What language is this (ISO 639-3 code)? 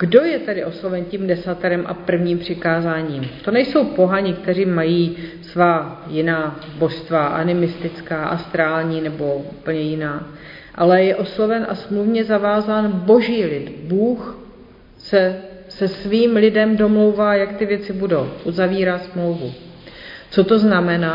ces